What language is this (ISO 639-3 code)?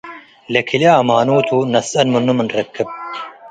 tig